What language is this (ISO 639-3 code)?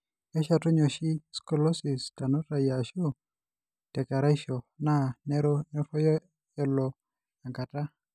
mas